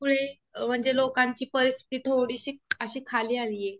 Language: Marathi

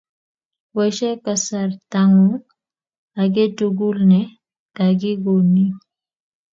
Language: Kalenjin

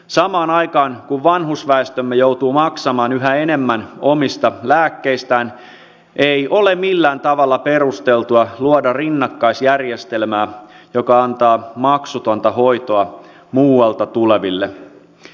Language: Finnish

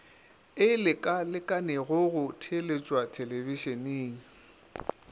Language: Northern Sotho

